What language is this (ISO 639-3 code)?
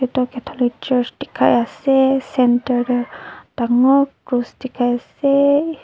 nag